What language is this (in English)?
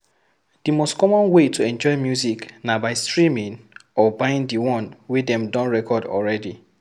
Nigerian Pidgin